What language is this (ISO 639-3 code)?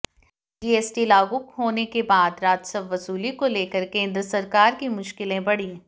hin